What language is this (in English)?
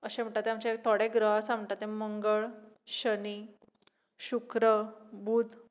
Konkani